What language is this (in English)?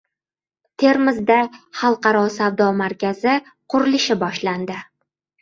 Uzbek